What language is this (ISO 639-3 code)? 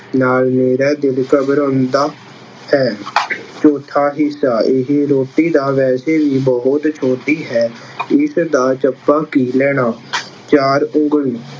pan